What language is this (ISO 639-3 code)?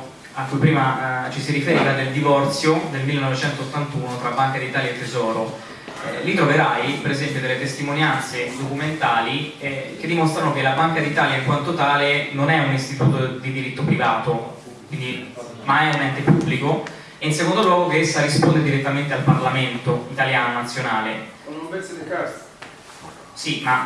ita